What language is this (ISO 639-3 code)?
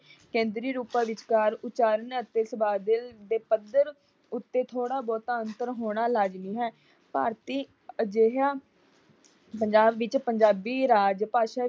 pan